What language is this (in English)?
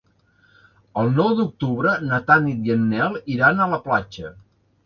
Catalan